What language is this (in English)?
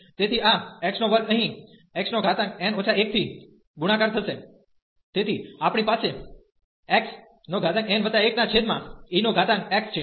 Gujarati